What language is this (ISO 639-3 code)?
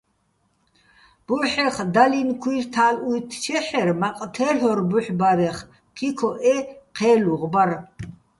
bbl